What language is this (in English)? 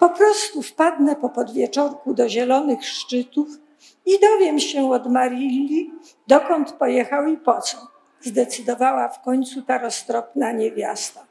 Polish